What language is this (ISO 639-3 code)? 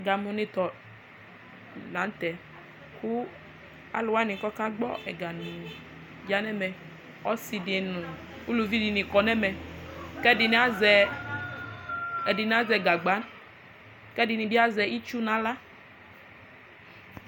kpo